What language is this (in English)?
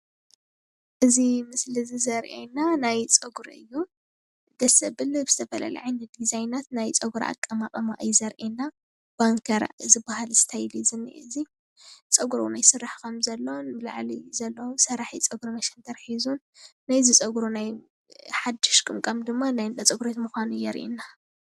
Tigrinya